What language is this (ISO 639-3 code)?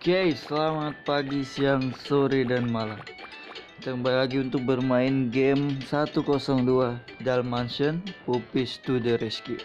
ind